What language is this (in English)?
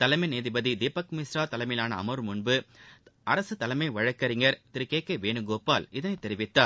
Tamil